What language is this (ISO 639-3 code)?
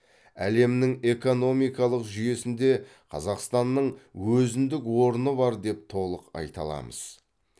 kaz